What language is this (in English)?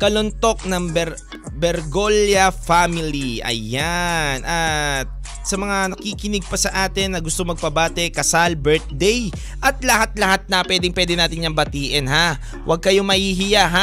Filipino